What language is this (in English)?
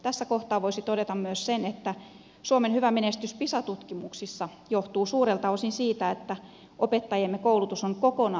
Finnish